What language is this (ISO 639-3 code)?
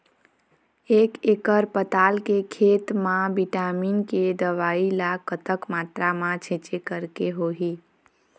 hne